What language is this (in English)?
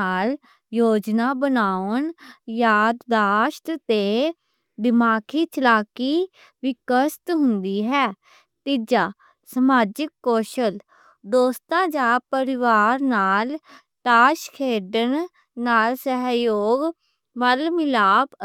Western Panjabi